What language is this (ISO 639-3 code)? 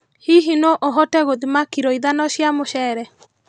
kik